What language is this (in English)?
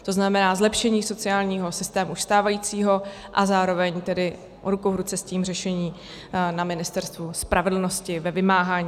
Czech